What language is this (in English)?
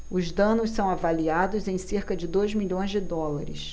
Portuguese